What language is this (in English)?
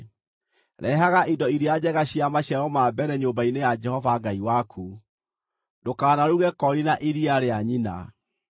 Kikuyu